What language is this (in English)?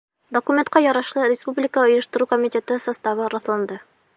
Bashkir